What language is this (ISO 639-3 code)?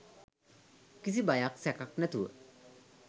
sin